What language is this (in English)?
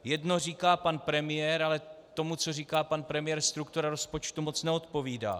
Czech